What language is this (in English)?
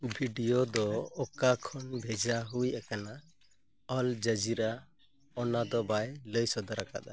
Santali